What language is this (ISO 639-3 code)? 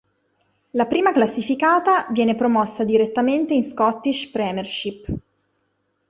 ita